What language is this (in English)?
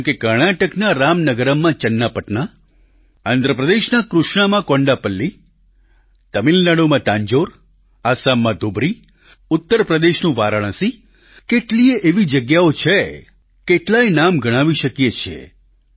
Gujarati